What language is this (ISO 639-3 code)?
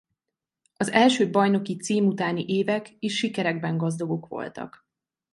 hun